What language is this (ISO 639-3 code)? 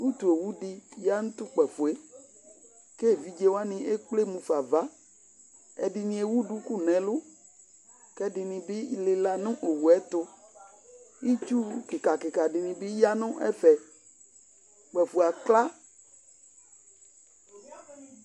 kpo